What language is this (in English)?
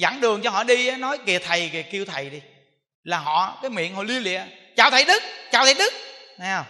Vietnamese